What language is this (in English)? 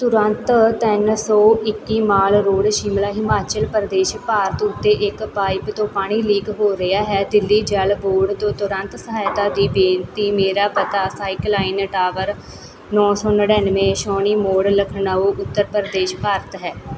Punjabi